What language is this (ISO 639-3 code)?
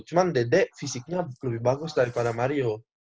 ind